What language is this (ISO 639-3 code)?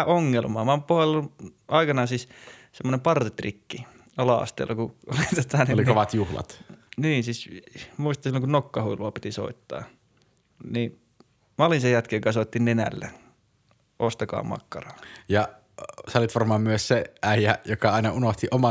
fin